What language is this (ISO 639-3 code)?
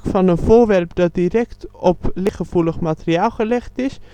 nld